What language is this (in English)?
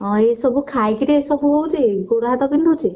Odia